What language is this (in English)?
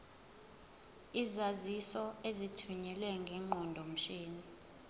Zulu